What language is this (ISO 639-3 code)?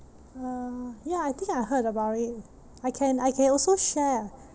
eng